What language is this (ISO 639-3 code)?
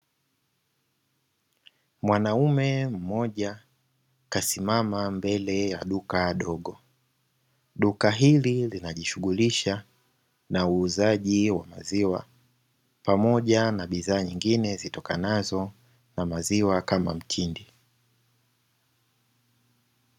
swa